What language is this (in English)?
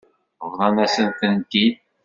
Kabyle